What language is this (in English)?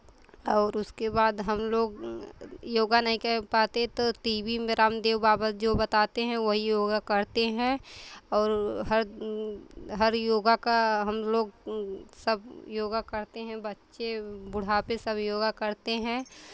Hindi